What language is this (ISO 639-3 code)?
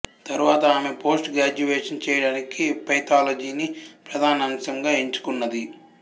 tel